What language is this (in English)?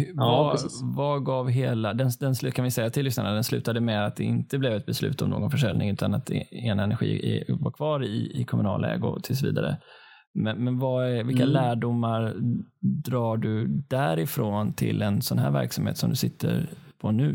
Swedish